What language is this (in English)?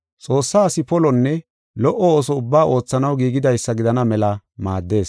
Gofa